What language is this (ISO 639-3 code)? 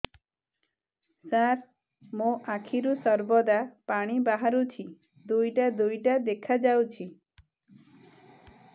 ori